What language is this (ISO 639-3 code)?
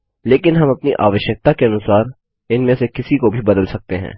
hin